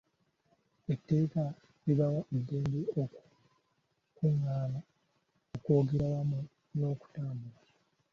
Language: Ganda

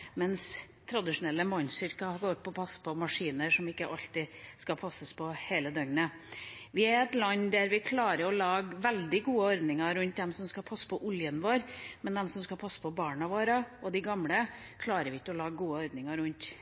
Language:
Norwegian Bokmål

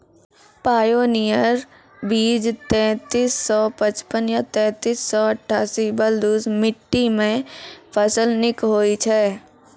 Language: Maithili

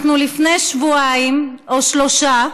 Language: Hebrew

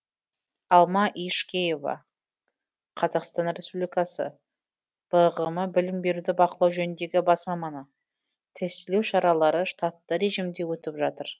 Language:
Kazakh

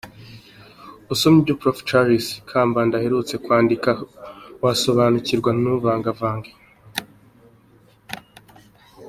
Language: Kinyarwanda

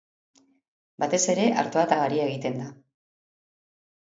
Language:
Basque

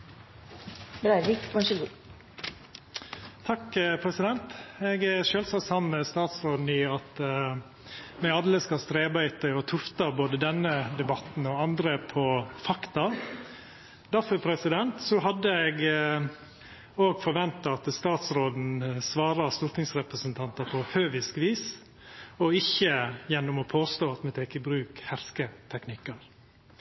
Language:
Norwegian Nynorsk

